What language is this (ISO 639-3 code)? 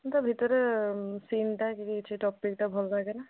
ori